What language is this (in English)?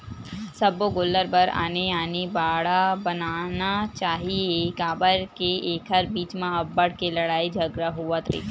Chhattisgarhi